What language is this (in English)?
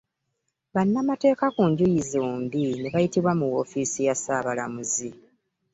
Ganda